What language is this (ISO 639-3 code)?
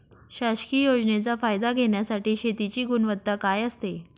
mar